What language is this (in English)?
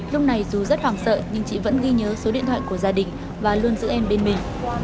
Vietnamese